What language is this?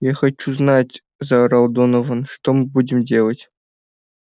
Russian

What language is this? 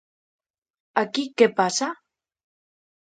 Galician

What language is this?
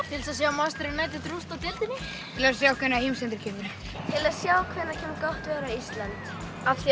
Icelandic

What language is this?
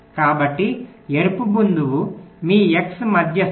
Telugu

